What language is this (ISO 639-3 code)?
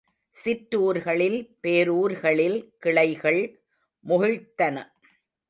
tam